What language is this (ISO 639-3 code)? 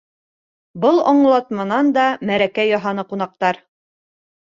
bak